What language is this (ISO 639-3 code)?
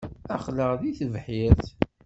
kab